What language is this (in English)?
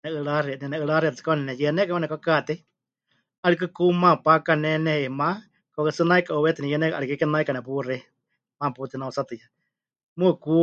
Huichol